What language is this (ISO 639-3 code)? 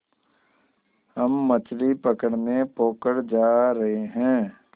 hin